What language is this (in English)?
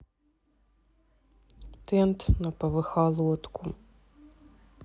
Russian